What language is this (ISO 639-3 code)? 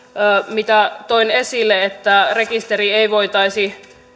fin